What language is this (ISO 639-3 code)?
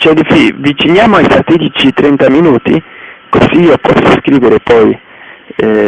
ita